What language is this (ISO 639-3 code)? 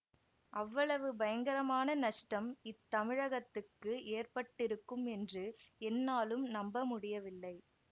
tam